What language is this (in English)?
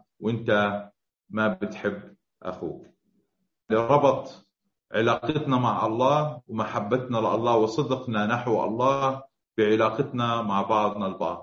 Arabic